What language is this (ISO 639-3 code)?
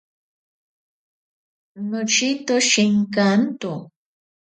prq